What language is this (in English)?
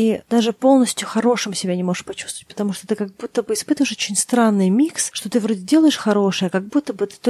Russian